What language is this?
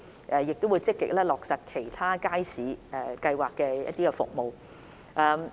Cantonese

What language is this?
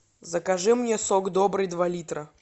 Russian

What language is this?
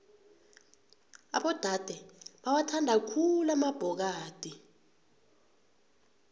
South Ndebele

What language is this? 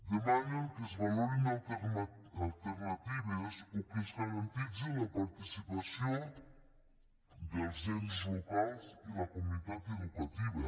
Catalan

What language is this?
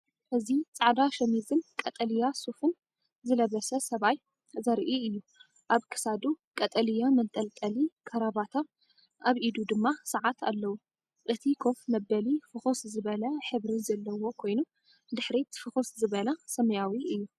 Tigrinya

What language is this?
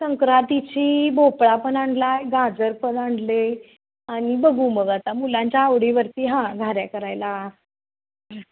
Marathi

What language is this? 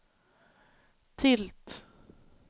Swedish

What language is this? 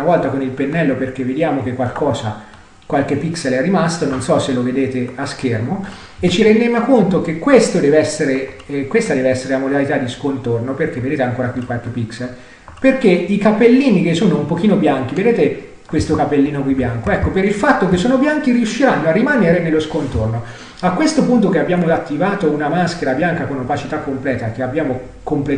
Italian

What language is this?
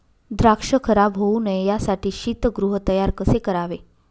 Marathi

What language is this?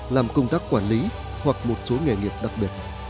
Vietnamese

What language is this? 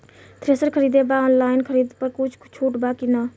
Bhojpuri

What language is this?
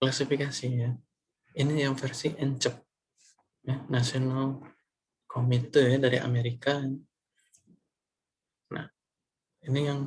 Indonesian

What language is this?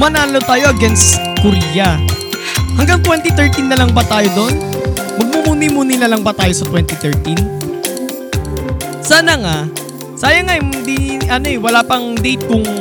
Filipino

